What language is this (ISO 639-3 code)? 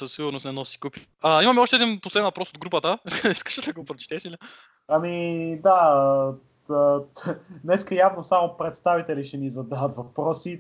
bul